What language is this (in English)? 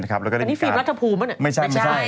Thai